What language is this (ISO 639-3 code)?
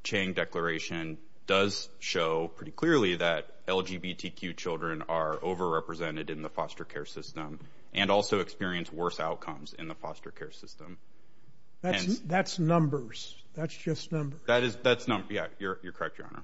eng